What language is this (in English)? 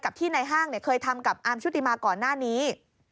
Thai